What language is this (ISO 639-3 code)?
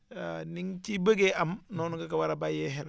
wol